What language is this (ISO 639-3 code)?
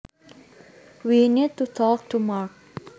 jav